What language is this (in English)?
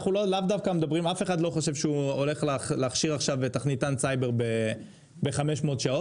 Hebrew